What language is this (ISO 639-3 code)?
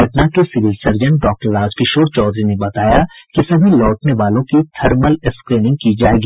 hin